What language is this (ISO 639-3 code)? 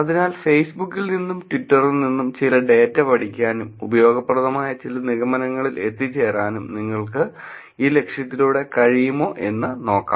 mal